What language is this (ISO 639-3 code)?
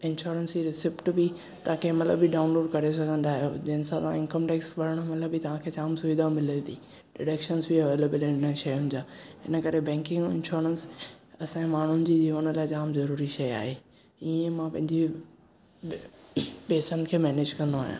snd